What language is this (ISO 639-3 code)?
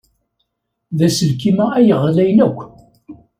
kab